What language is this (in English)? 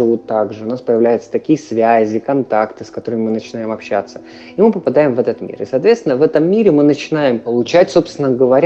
Russian